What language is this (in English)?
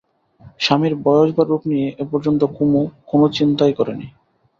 Bangla